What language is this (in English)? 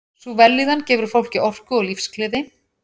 Icelandic